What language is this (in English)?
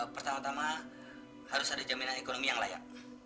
Indonesian